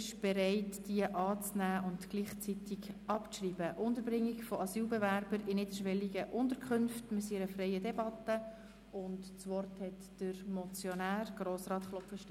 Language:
Swiss German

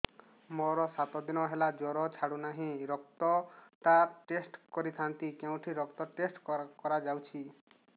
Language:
Odia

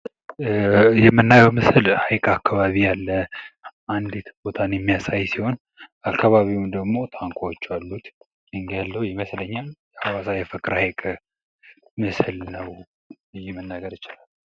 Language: Amharic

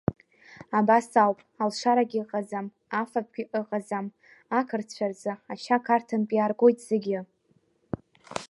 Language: Abkhazian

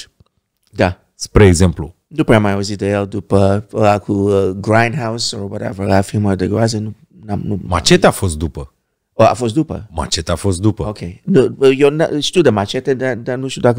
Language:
Romanian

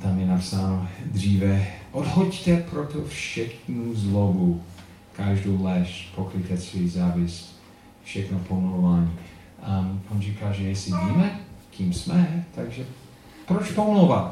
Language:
Czech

